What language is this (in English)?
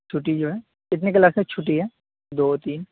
Urdu